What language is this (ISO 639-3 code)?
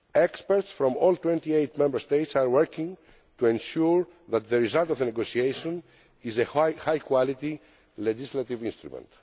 eng